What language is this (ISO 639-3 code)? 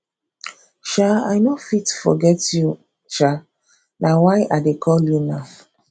pcm